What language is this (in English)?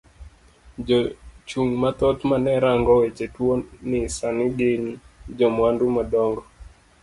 Luo (Kenya and Tanzania)